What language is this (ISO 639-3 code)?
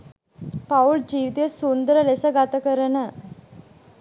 sin